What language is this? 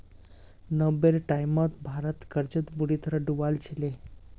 Magahi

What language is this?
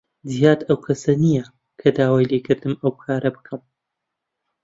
Central Kurdish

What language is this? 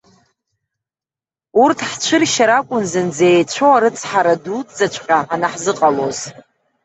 Abkhazian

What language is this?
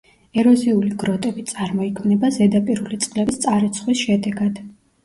Georgian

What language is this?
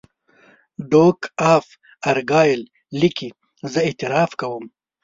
Pashto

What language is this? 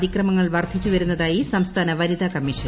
Malayalam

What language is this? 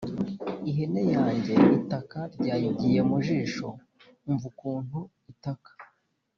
Kinyarwanda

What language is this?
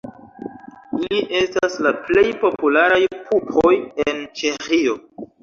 Esperanto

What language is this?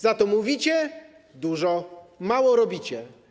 Polish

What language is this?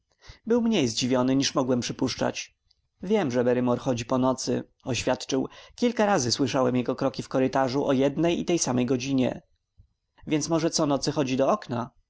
Polish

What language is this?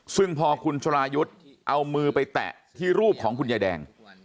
Thai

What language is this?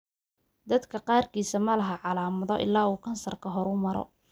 Somali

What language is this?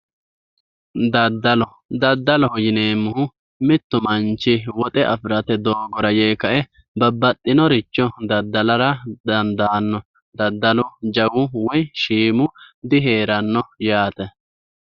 Sidamo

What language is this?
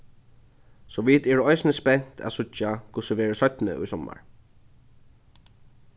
Faroese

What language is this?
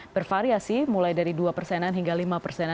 Indonesian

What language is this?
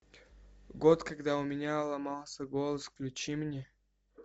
Russian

